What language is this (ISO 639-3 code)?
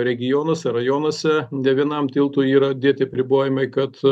lit